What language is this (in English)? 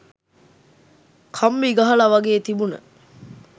Sinhala